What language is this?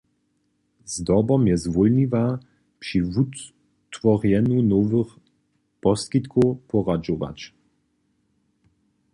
Upper Sorbian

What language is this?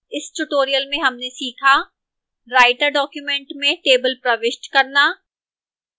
Hindi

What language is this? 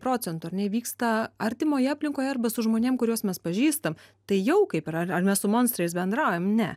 Lithuanian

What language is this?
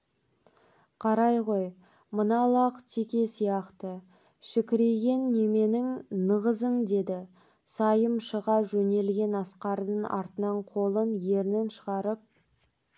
Kazakh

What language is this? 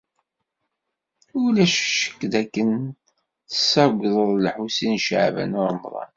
Kabyle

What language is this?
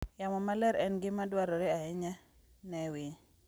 Luo (Kenya and Tanzania)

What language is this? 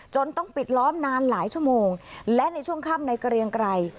Thai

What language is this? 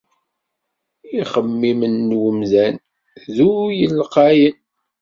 Kabyle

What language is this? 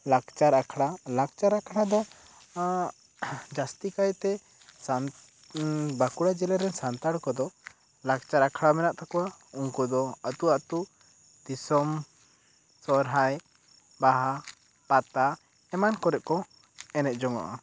Santali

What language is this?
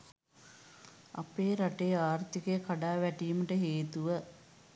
Sinhala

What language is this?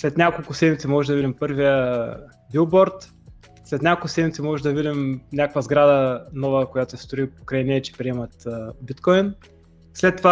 Bulgarian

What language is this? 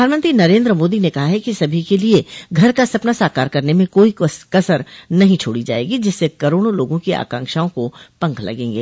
Hindi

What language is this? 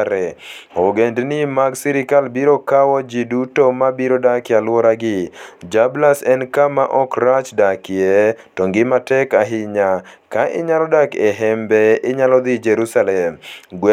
Luo (Kenya and Tanzania)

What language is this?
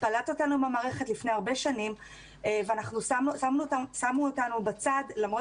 Hebrew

